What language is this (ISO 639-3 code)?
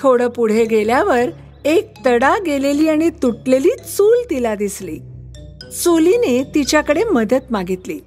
mar